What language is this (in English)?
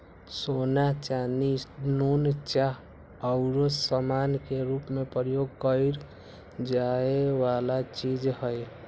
Magahi